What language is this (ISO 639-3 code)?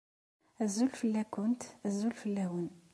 kab